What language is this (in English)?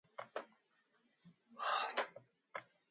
Mongolian